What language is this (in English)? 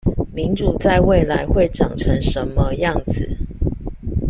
Chinese